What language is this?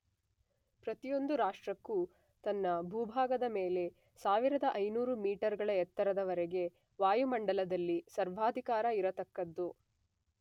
Kannada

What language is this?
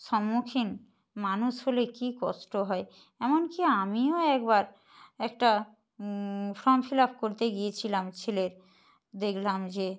Bangla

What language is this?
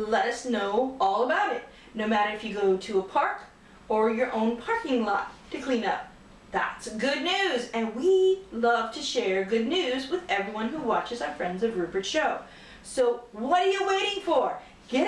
English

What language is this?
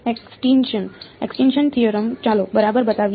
Gujarati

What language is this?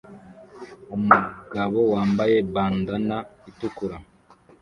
Kinyarwanda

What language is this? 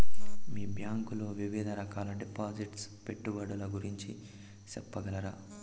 Telugu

